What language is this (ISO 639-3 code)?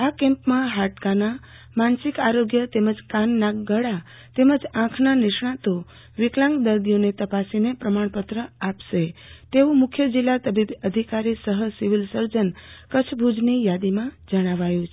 guj